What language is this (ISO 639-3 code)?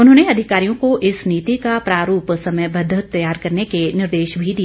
hin